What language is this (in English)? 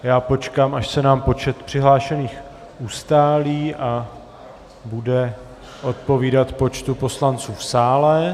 Czech